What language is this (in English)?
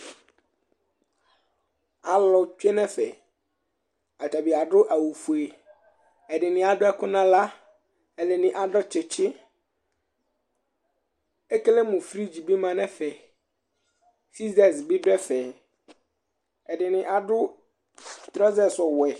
Ikposo